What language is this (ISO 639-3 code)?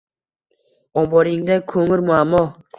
uzb